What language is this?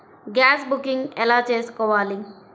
Telugu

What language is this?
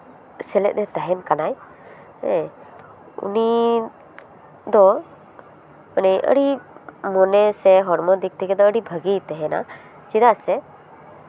Santali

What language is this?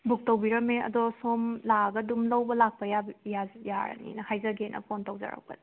Manipuri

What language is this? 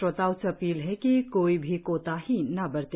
Hindi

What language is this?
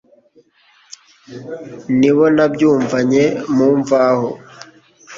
Kinyarwanda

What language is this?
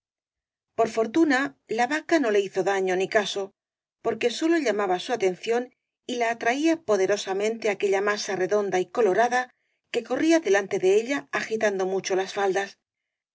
Spanish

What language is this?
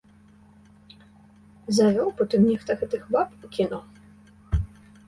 Belarusian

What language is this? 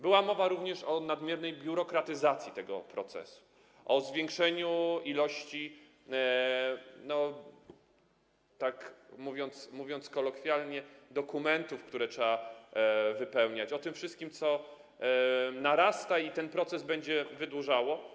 Polish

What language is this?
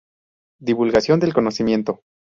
Spanish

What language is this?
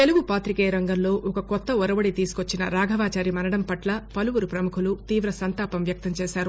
Telugu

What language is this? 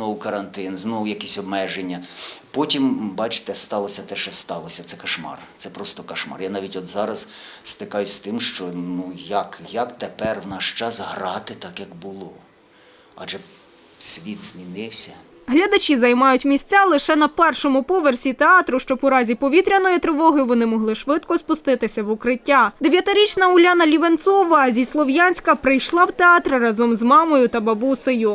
Ukrainian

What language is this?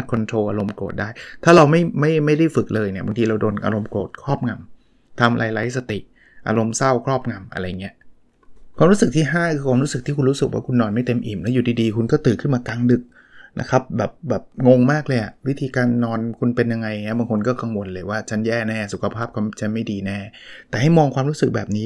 Thai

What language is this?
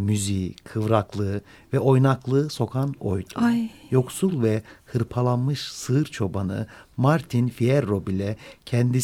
Turkish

